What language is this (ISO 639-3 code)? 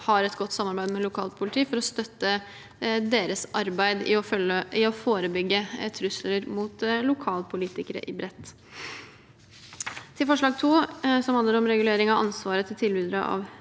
nor